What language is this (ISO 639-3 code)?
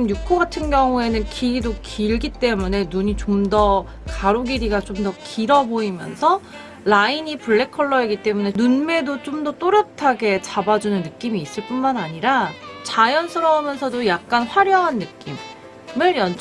kor